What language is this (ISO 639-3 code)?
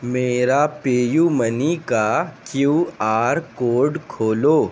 urd